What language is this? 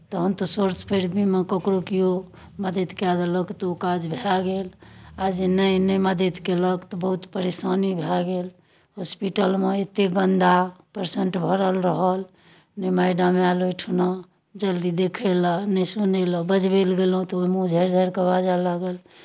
Maithili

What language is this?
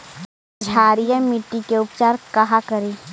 Magahi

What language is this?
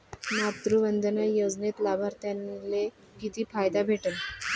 Marathi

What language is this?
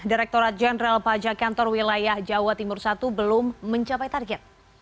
Indonesian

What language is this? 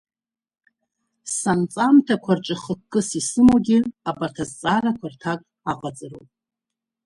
Abkhazian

